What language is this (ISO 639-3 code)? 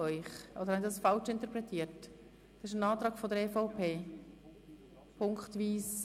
gsw